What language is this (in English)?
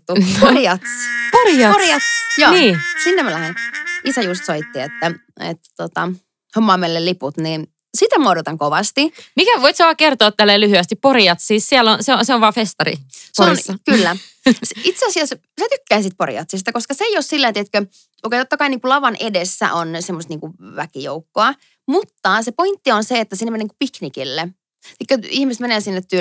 Finnish